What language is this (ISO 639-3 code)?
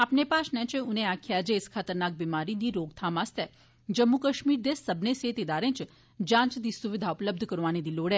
doi